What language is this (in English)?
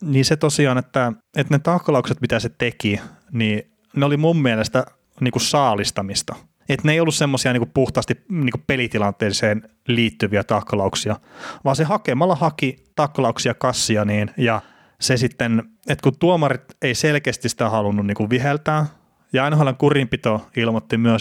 Finnish